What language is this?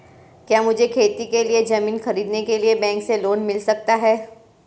Hindi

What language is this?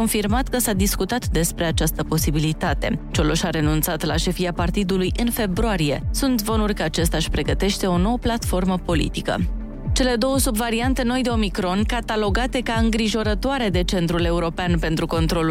Romanian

